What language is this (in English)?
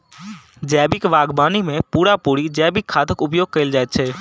Maithili